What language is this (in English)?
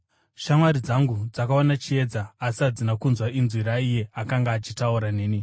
Shona